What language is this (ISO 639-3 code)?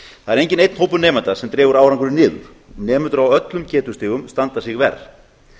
isl